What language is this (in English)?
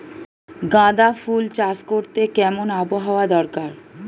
Bangla